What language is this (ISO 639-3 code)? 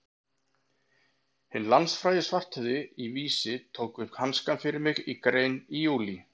isl